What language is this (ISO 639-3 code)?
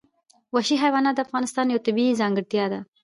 pus